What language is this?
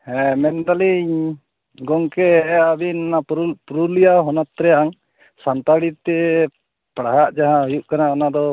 Santali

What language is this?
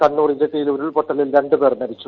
Malayalam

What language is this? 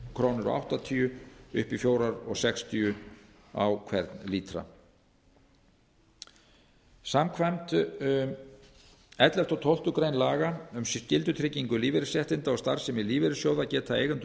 Icelandic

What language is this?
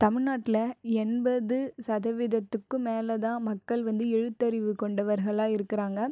Tamil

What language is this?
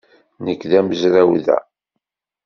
Kabyle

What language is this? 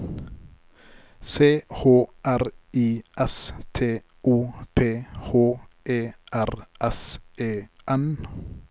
Norwegian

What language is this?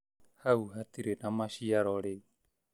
Kikuyu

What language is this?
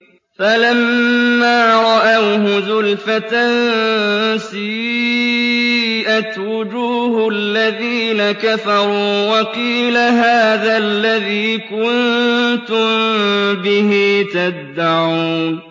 Arabic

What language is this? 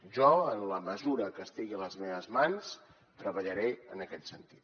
Catalan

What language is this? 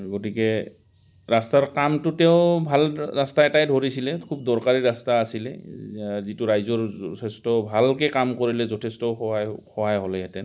Assamese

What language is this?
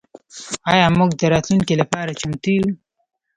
Pashto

